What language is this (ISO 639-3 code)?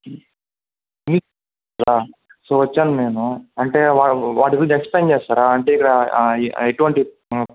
tel